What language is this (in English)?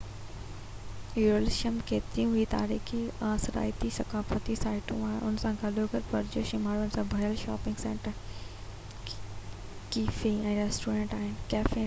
Sindhi